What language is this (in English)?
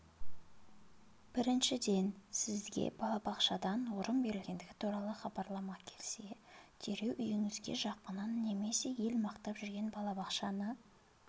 Kazakh